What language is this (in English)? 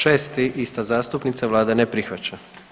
Croatian